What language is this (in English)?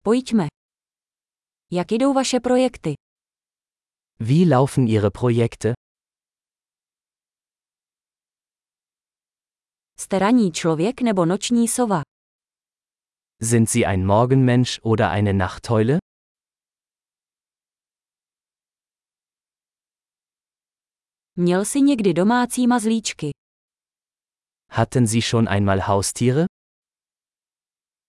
Czech